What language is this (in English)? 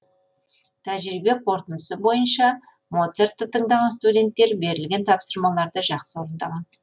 Kazakh